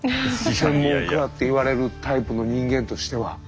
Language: Japanese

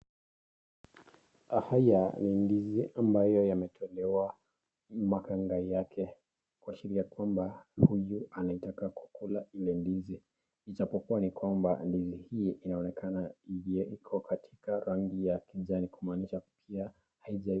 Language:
Swahili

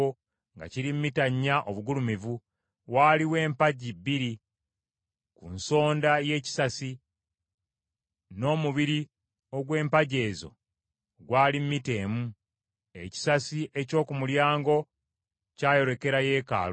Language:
Ganda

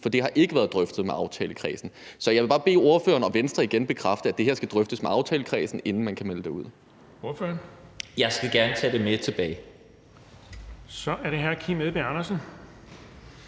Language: Danish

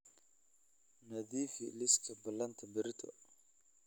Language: Somali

